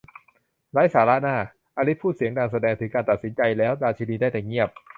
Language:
Thai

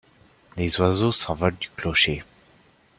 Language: French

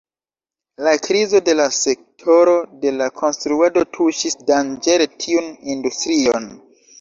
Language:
Esperanto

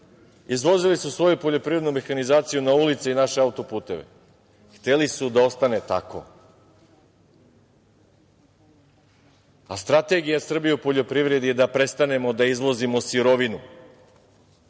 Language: Serbian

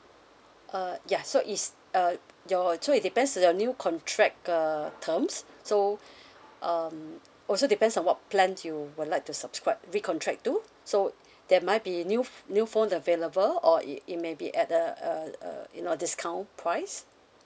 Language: English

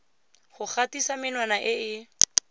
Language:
Tswana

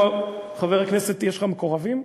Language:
Hebrew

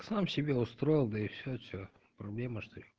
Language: Russian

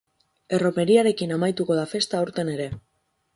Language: Basque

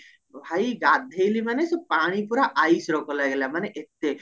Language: Odia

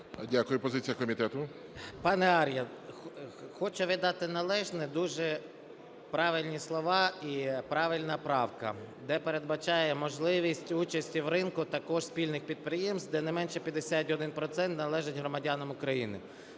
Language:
Ukrainian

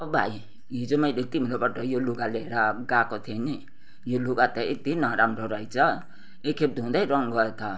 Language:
Nepali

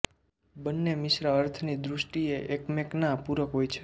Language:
Gujarati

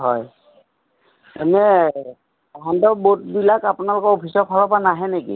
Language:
Assamese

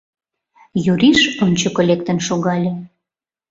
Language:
Mari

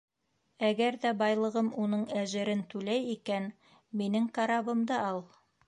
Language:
Bashkir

